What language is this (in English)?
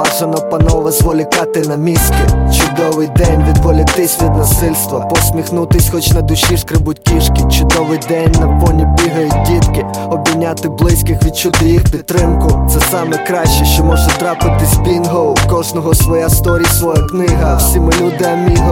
Ukrainian